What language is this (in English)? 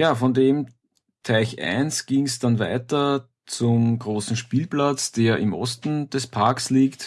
German